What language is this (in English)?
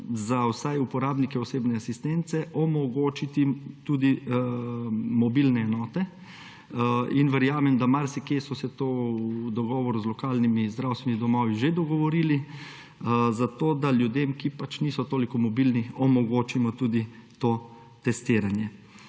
Slovenian